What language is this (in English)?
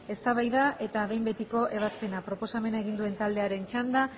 Basque